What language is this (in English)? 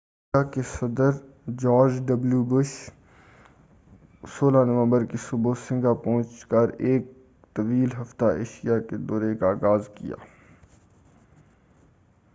Urdu